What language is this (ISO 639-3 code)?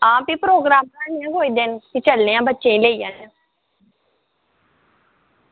doi